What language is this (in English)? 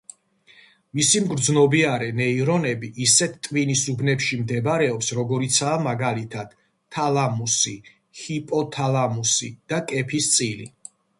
Georgian